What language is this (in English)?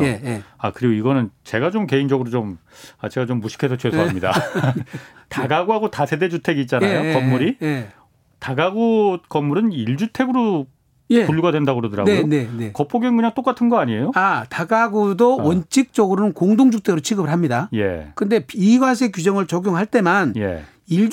Korean